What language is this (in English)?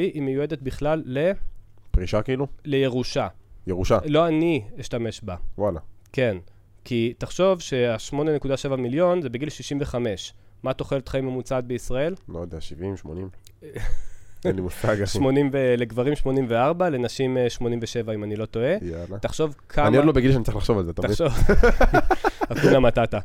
Hebrew